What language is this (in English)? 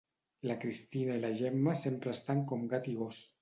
Catalan